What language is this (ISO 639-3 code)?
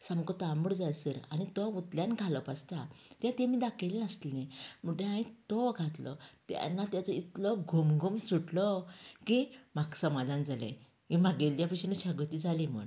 kok